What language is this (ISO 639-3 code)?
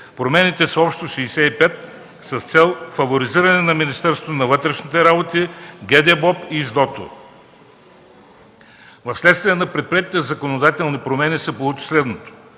bul